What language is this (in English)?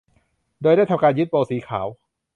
Thai